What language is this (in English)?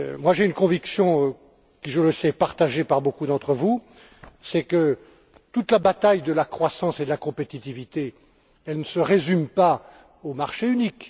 French